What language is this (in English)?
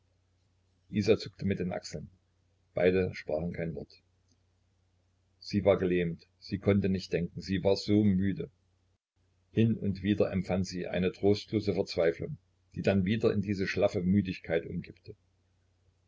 German